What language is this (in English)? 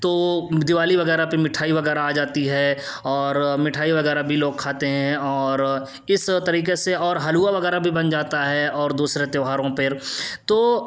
Urdu